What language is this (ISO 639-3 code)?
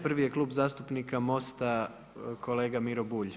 hrv